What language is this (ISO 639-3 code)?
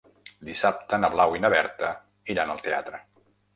cat